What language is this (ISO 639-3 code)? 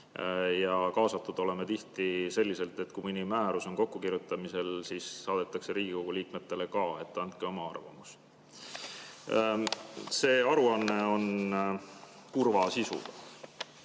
est